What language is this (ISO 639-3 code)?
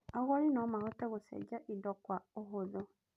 kik